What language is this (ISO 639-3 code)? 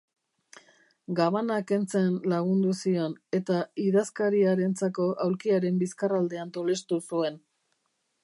eus